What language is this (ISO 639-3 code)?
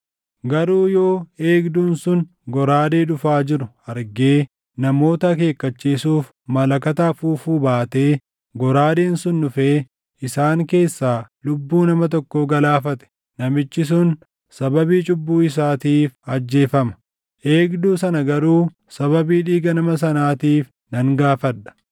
orm